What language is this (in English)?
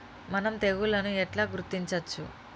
Telugu